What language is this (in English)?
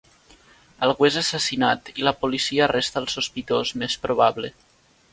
Catalan